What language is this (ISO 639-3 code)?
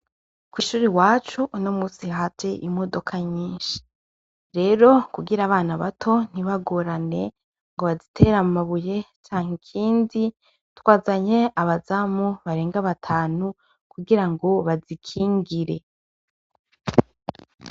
run